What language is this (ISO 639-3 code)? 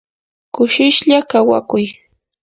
qur